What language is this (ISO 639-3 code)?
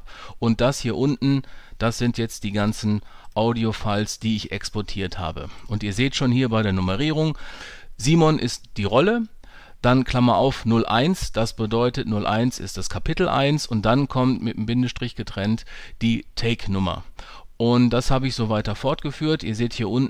deu